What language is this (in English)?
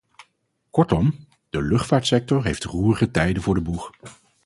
Dutch